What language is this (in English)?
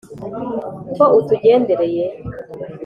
Kinyarwanda